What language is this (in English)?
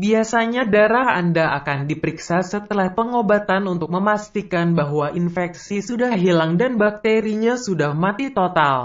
Indonesian